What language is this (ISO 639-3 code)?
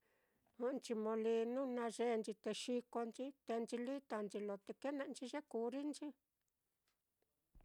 vmm